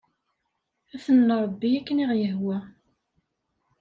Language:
Kabyle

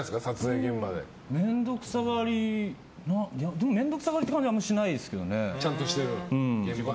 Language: Japanese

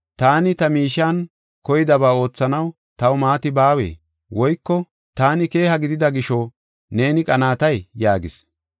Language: Gofa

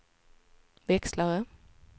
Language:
Swedish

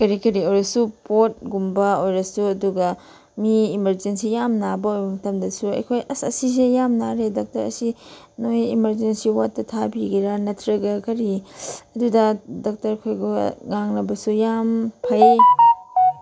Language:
Manipuri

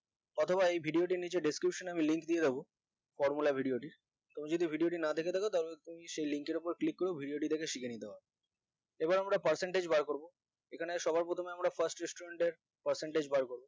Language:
Bangla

